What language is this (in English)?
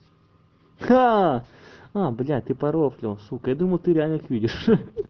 Russian